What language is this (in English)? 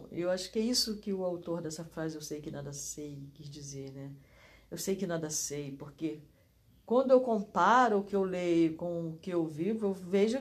Portuguese